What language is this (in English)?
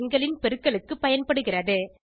Tamil